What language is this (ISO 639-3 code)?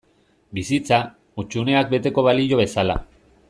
eus